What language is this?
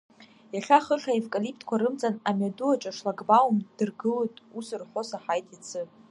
Abkhazian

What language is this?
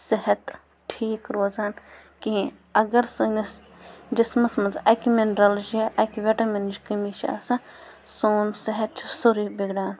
Kashmiri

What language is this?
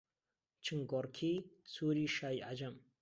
Central Kurdish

